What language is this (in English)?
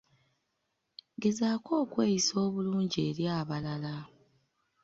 Ganda